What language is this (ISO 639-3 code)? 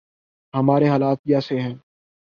urd